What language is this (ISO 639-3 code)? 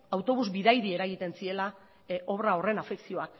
eus